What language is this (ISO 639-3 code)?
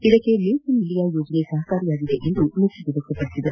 kan